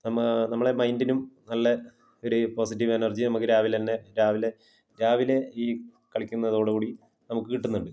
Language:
Malayalam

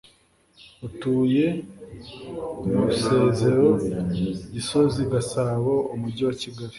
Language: Kinyarwanda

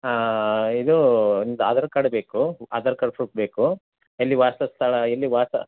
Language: Kannada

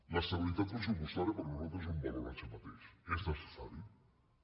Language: Catalan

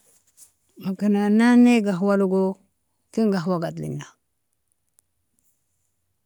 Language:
Nobiin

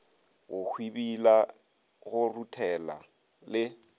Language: Northern Sotho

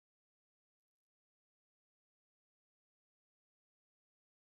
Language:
Kabyle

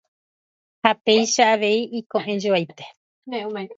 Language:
Guarani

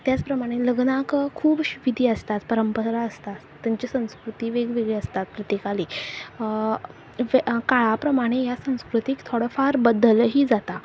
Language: Konkani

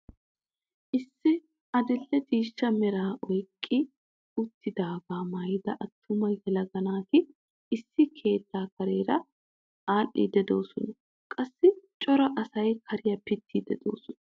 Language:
Wolaytta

